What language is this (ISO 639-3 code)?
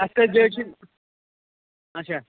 kas